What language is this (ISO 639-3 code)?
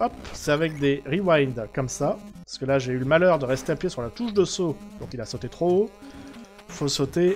fra